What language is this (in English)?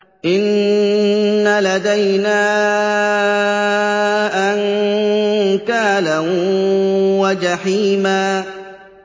Arabic